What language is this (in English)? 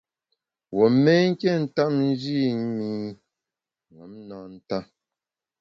Bamun